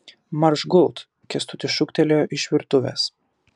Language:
Lithuanian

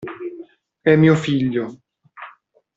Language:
Italian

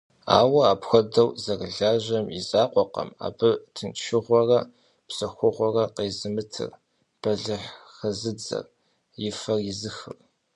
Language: Kabardian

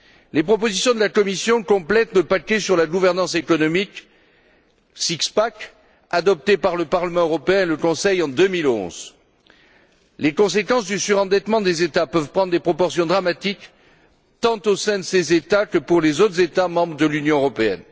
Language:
French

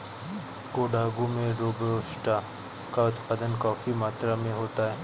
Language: Hindi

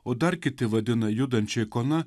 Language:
Lithuanian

